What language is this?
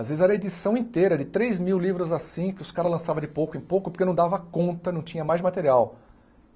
Portuguese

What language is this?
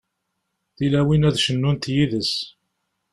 Kabyle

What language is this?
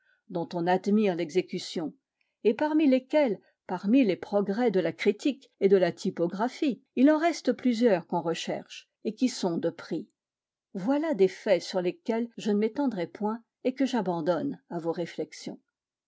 French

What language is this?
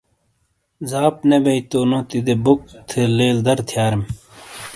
Shina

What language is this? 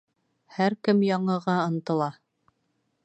Bashkir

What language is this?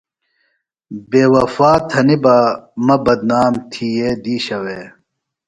Phalura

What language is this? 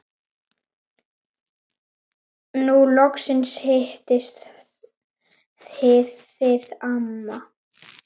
Icelandic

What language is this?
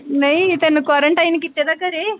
Punjabi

